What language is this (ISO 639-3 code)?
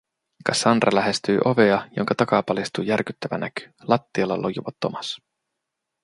fin